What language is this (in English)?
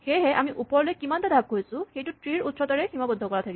Assamese